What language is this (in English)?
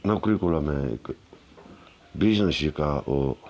Dogri